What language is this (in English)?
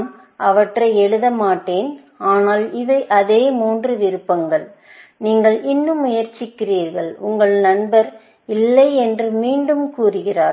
Tamil